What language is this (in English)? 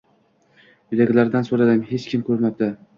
Uzbek